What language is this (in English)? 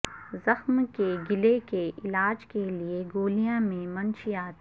Urdu